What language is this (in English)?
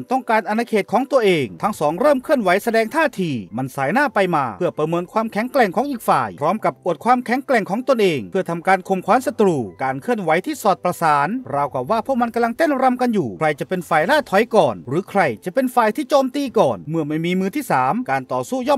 Thai